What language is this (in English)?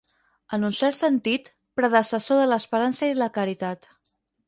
Catalan